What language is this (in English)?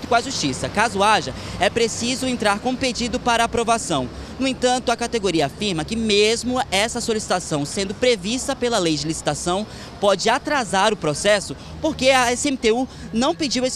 Portuguese